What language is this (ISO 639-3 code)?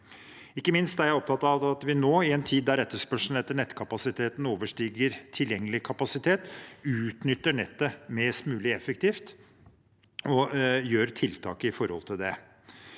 nor